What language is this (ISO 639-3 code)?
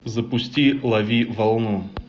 rus